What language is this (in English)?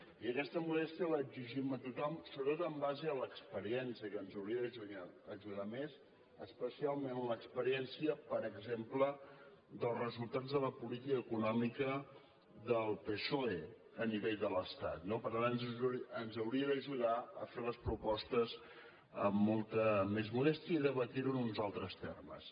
Catalan